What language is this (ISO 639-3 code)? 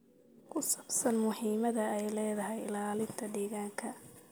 som